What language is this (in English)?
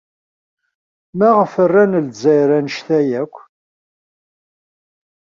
Kabyle